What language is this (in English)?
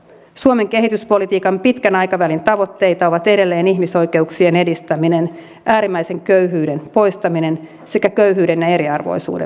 Finnish